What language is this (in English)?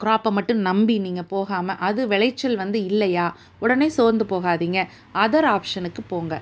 Tamil